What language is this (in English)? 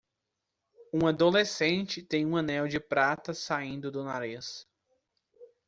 Portuguese